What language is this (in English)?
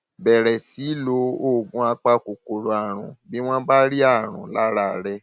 Yoruba